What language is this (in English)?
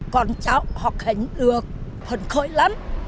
Vietnamese